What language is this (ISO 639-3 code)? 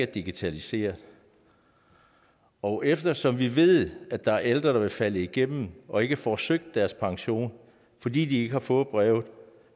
dan